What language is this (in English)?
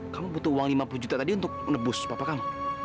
Indonesian